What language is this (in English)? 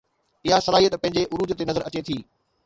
Sindhi